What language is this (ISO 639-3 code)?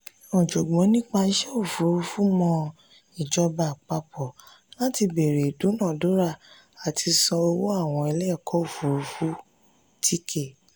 yor